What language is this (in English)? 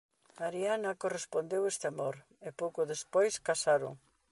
Galician